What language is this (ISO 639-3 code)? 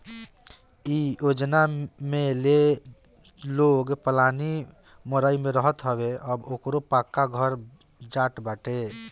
bho